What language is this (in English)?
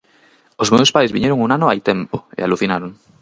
Galician